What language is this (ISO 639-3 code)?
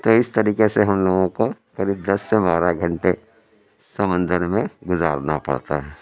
urd